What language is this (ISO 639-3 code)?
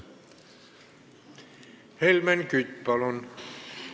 est